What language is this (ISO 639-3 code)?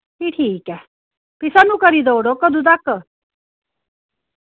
doi